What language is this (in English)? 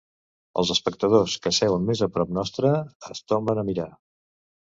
Catalan